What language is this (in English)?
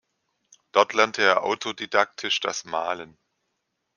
German